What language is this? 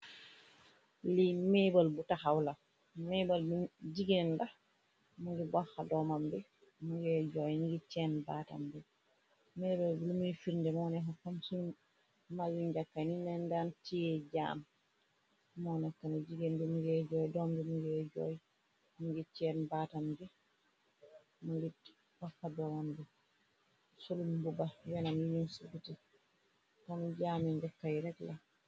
Wolof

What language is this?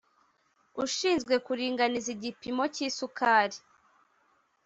Kinyarwanda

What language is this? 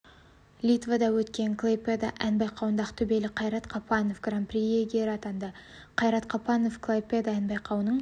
Kazakh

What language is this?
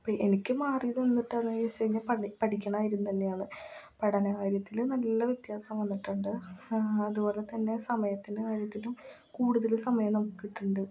Malayalam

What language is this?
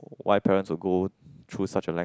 English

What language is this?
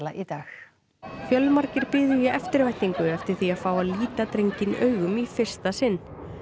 Icelandic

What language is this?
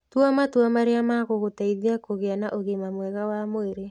Kikuyu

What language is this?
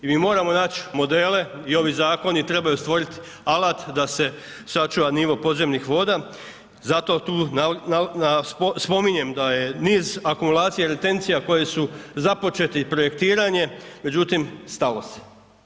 Croatian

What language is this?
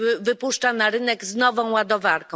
Polish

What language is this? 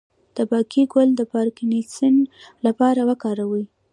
Pashto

